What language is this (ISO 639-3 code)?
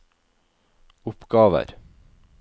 nor